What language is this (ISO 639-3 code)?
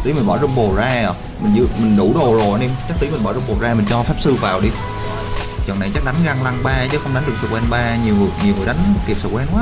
vie